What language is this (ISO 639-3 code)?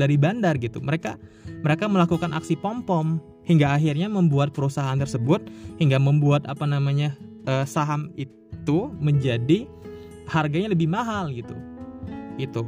ind